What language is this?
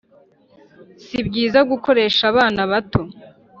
Kinyarwanda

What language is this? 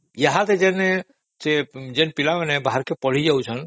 Odia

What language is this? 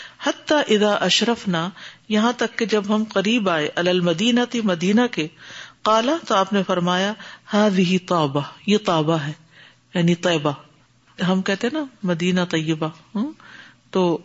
Urdu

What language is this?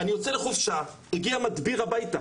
Hebrew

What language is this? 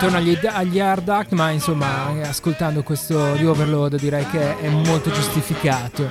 Italian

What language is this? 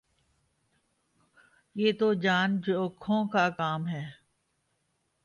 Urdu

